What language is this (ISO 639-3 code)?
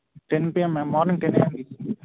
tel